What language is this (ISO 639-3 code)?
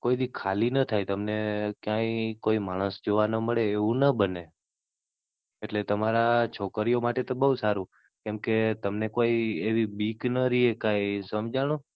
guj